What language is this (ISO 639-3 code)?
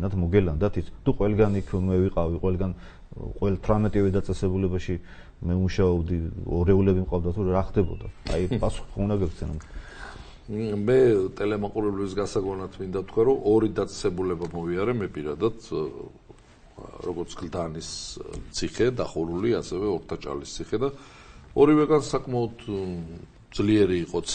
ron